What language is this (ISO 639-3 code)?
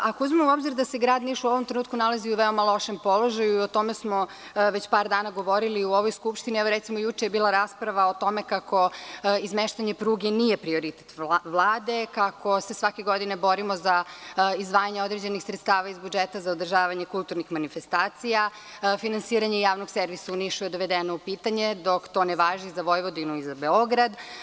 srp